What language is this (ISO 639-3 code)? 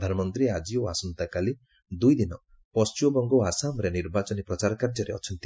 ori